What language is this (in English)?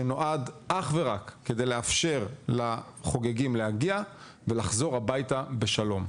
Hebrew